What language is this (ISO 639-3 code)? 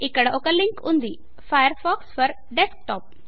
tel